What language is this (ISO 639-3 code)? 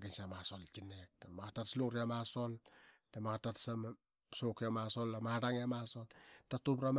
byx